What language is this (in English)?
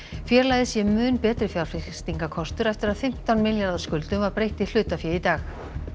Icelandic